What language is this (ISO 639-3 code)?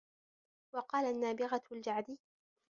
ara